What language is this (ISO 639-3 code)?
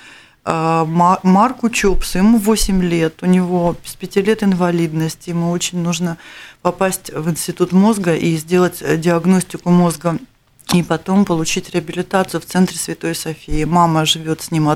rus